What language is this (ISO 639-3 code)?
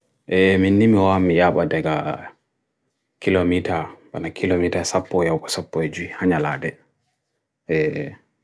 fui